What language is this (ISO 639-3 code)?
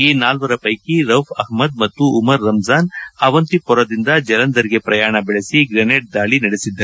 kan